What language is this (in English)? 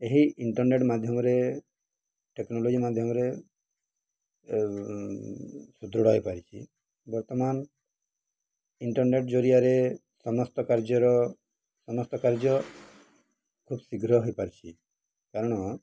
Odia